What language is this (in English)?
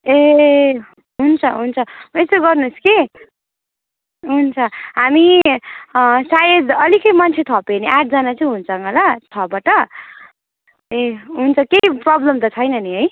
Nepali